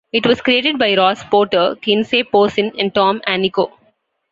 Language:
English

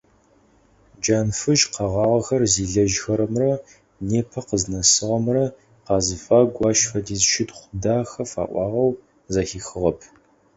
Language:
Adyghe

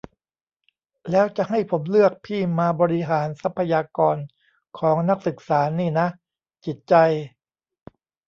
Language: Thai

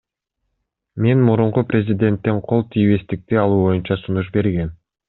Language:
Kyrgyz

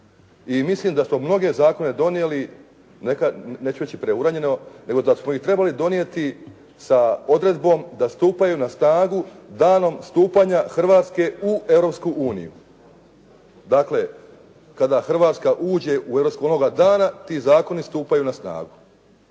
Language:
Croatian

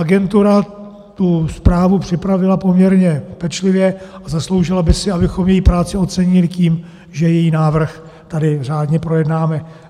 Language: Czech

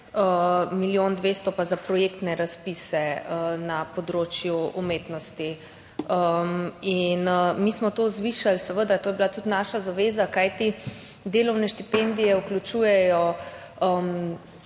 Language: Slovenian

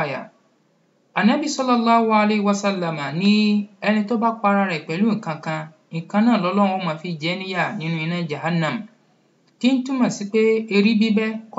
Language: Arabic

